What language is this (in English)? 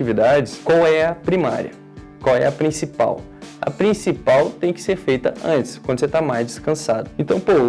Portuguese